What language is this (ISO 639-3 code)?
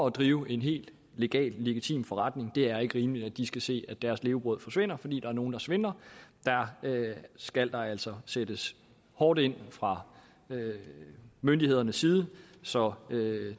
dan